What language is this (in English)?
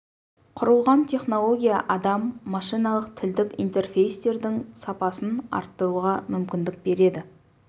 Kazakh